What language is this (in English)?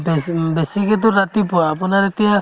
Assamese